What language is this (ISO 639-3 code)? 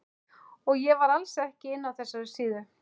isl